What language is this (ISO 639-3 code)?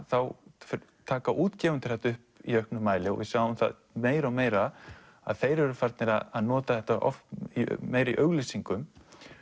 isl